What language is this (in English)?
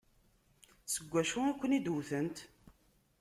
Kabyle